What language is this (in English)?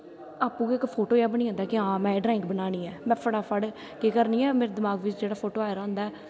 Dogri